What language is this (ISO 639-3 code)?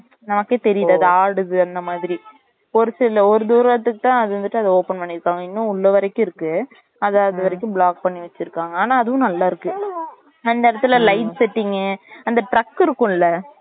tam